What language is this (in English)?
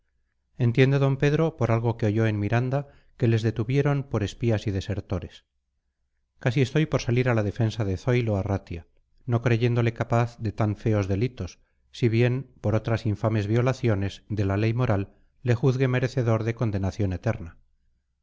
Spanish